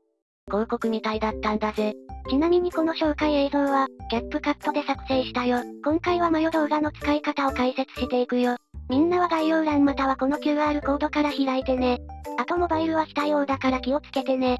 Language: Japanese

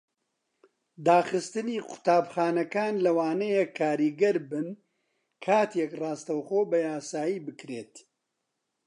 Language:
Central Kurdish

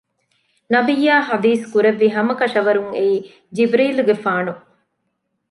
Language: Divehi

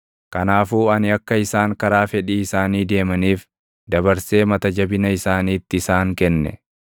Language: Oromo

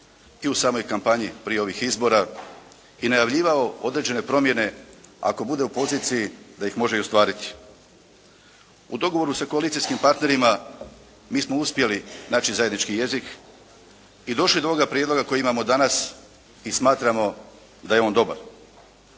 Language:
Croatian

